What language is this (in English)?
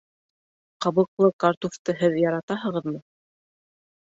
Bashkir